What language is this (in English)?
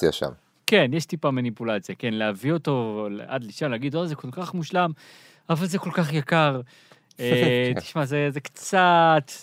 Hebrew